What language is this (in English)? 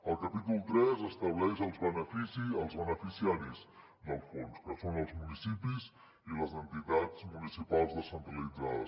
Catalan